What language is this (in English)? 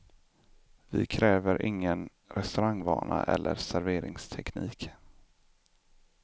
Swedish